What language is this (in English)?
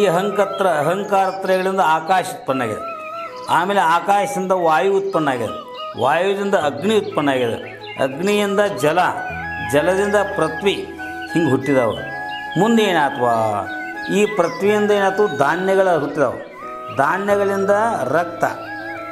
Kannada